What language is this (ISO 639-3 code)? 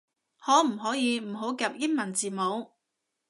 yue